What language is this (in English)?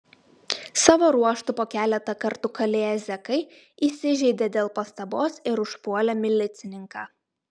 Lithuanian